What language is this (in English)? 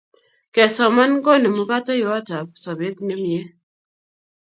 Kalenjin